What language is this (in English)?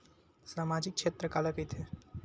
Chhattisgarhi